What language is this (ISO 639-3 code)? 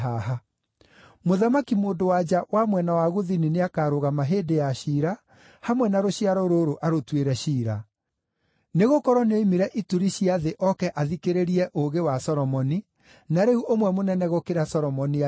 kik